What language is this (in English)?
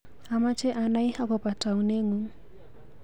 Kalenjin